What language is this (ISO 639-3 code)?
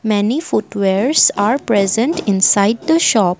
eng